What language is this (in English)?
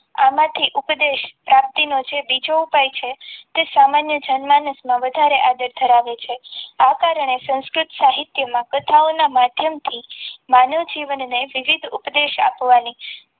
Gujarati